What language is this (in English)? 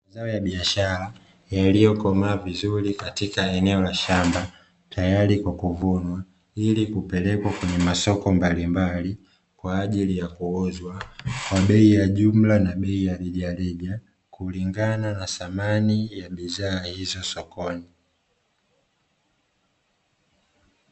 Swahili